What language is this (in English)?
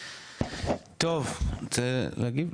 Hebrew